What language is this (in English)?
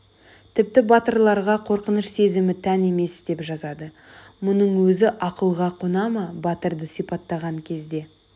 Kazakh